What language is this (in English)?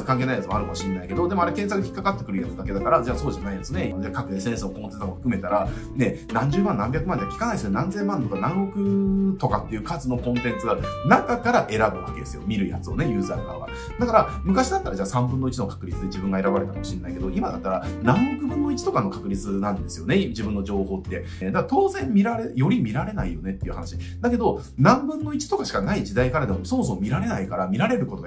Japanese